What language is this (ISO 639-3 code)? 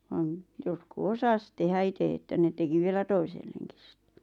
fin